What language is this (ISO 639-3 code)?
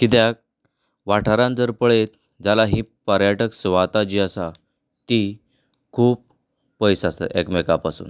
kok